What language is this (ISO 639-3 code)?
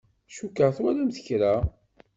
kab